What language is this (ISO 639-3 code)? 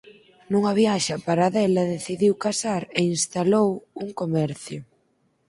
glg